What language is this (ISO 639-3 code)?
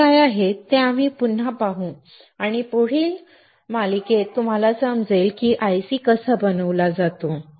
mar